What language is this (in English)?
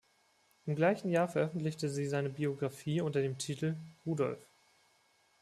German